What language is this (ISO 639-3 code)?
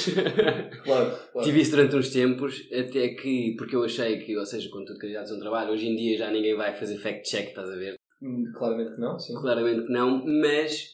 por